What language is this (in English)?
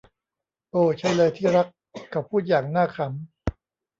Thai